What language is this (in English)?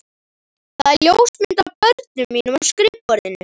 Icelandic